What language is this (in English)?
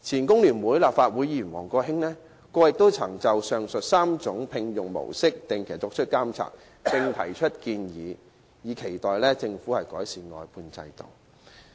Cantonese